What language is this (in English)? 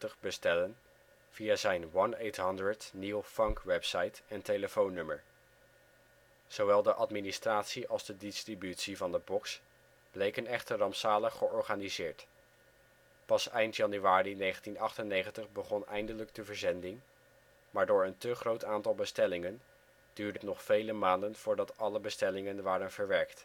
Dutch